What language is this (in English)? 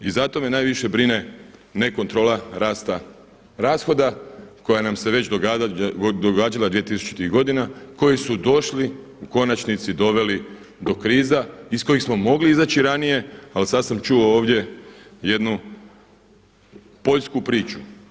Croatian